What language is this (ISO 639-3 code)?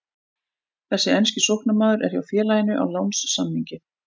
isl